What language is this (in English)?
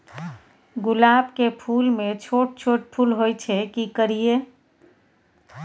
Maithili